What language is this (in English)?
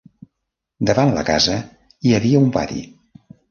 Catalan